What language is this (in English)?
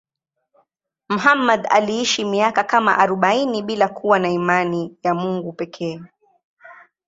Swahili